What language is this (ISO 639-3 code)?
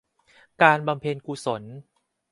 tha